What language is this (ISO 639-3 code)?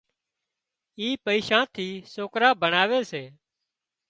kxp